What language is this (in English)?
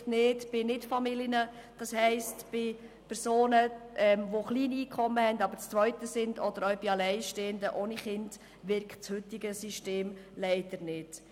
Swiss German